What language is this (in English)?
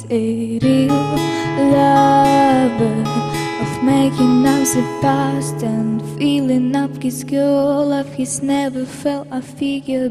English